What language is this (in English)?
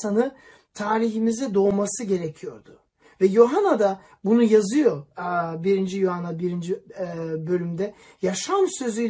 Turkish